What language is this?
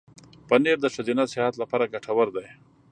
Pashto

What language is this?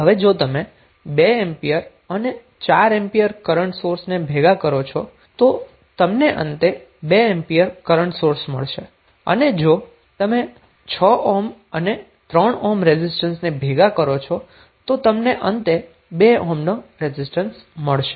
Gujarati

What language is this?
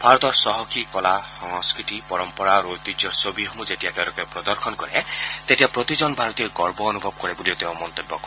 Assamese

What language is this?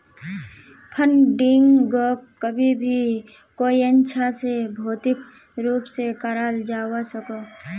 Magahi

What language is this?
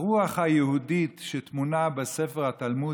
Hebrew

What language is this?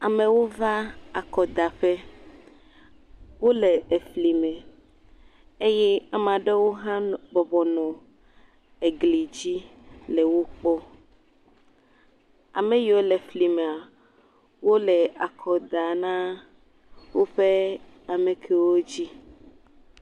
Ewe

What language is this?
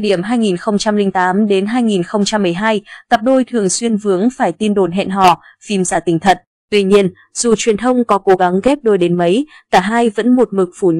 Vietnamese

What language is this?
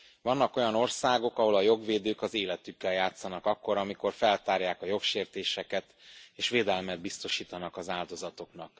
Hungarian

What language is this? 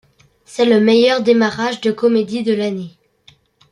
French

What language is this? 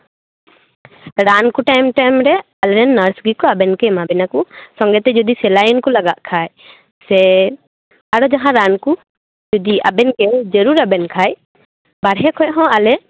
Santali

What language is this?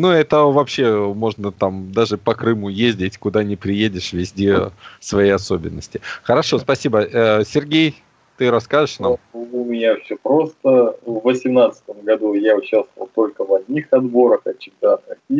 Russian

